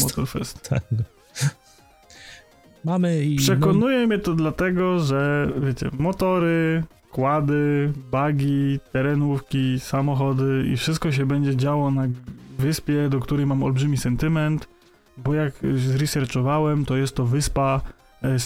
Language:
Polish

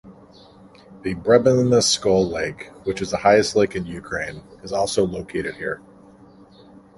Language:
English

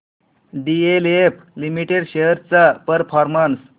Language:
Marathi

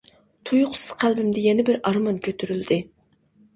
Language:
Uyghur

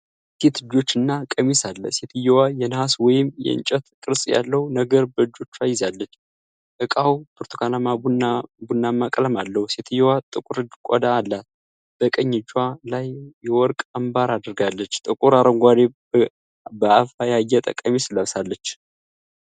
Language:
Amharic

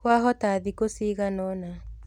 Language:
Kikuyu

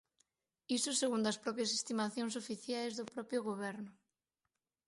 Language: Galician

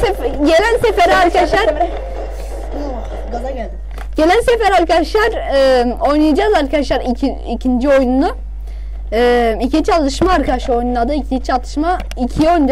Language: Turkish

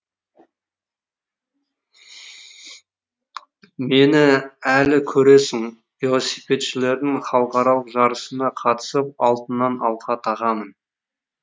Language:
Kazakh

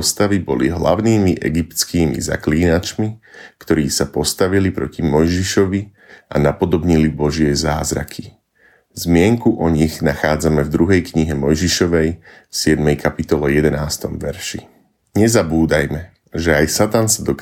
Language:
Slovak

